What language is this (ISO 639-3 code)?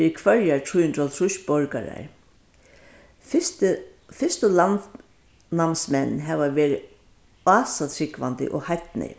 fao